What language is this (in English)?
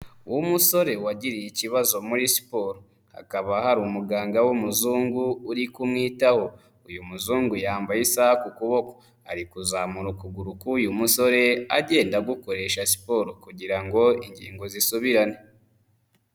Kinyarwanda